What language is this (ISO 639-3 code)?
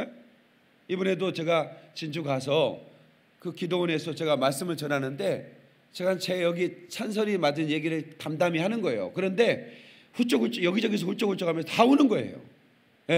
kor